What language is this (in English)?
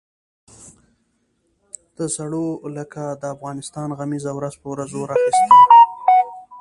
Pashto